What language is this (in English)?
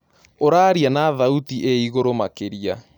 Kikuyu